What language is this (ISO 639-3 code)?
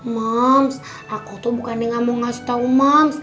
ind